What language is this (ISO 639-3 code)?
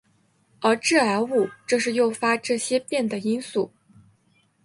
zho